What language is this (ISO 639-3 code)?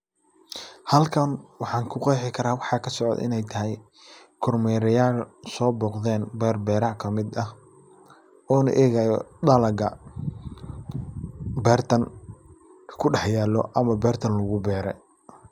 som